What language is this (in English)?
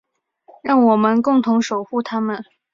Chinese